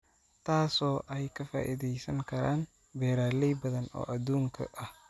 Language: Somali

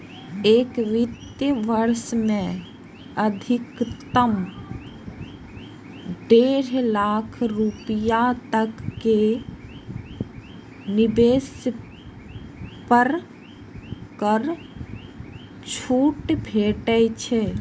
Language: Maithili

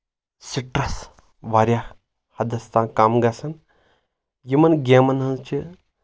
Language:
Kashmiri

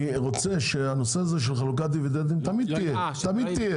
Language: Hebrew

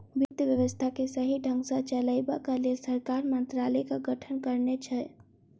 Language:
Maithili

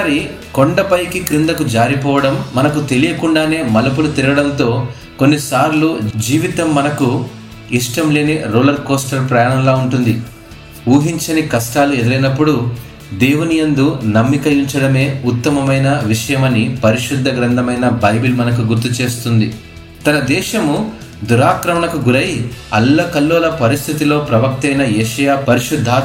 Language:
Telugu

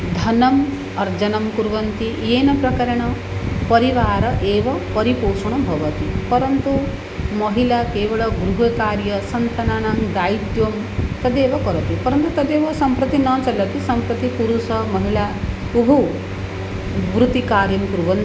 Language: Sanskrit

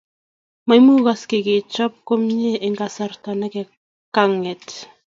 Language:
Kalenjin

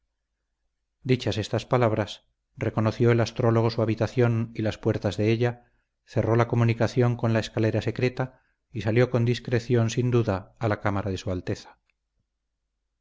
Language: Spanish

